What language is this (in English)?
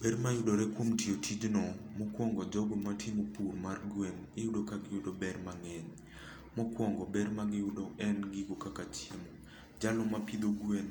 Luo (Kenya and Tanzania)